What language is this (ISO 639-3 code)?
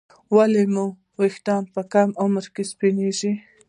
pus